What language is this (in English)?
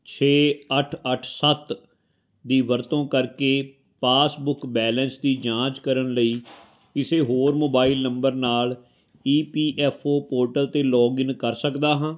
Punjabi